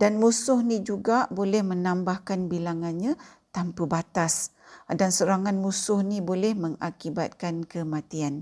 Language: Malay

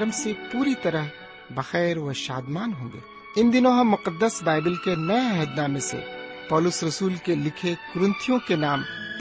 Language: Urdu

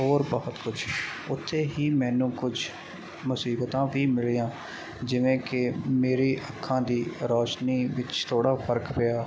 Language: Punjabi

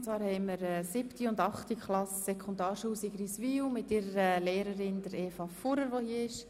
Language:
Swiss German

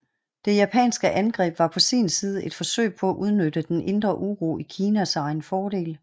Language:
Danish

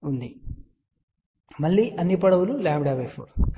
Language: Telugu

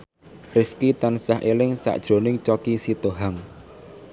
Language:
Javanese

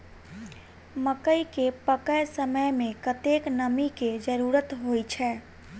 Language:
Maithili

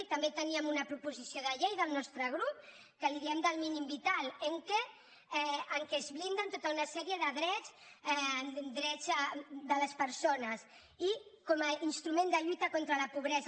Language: Catalan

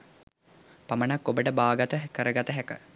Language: Sinhala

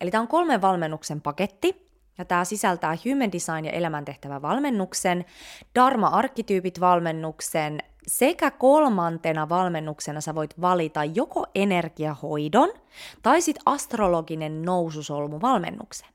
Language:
Finnish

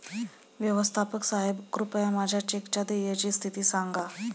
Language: Marathi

